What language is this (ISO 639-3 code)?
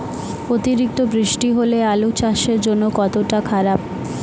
ben